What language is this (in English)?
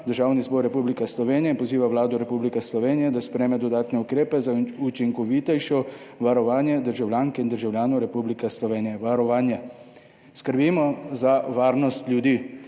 Slovenian